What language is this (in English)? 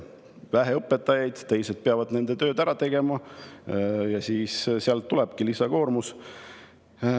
Estonian